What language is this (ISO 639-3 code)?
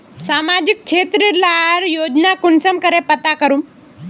mag